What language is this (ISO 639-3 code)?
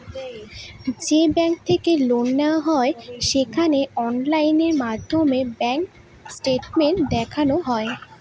ben